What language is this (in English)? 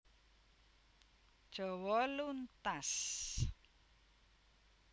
Javanese